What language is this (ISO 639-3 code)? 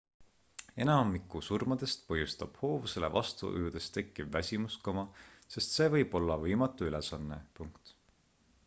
est